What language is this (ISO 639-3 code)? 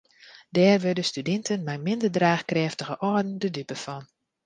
fry